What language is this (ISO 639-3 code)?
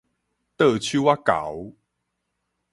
nan